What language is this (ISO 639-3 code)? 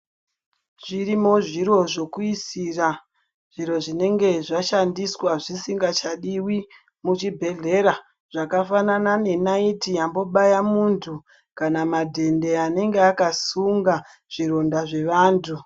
ndc